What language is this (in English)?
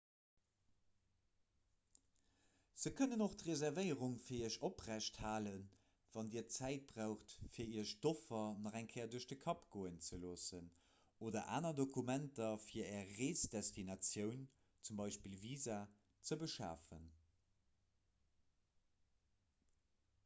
Luxembourgish